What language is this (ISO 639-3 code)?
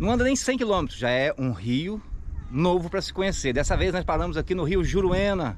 por